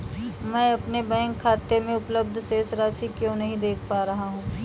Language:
Hindi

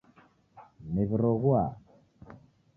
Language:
Taita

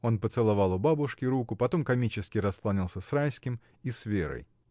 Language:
Russian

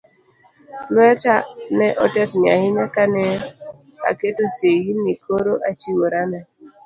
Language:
Luo (Kenya and Tanzania)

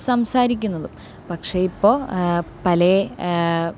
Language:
Malayalam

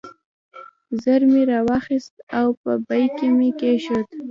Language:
Pashto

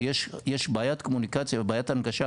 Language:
Hebrew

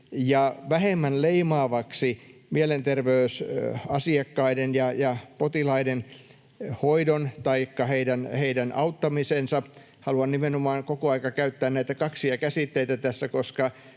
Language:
Finnish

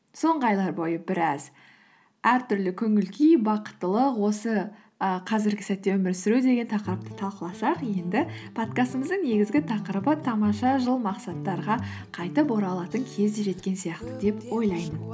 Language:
Kazakh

